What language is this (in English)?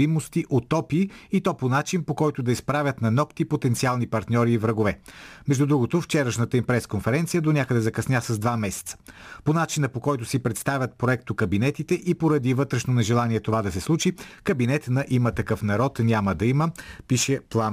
Bulgarian